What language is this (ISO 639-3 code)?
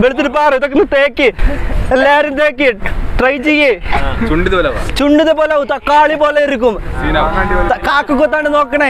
ron